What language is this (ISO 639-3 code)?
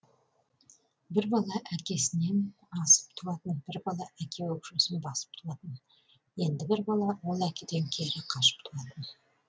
kaz